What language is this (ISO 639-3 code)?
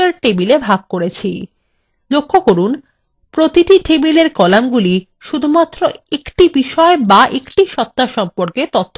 ben